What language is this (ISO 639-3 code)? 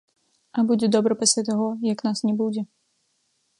bel